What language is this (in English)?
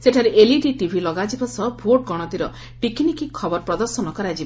Odia